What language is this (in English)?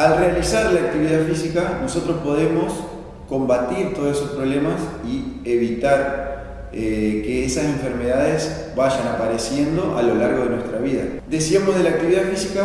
Spanish